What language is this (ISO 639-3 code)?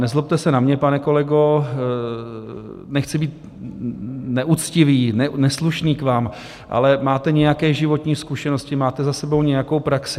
ces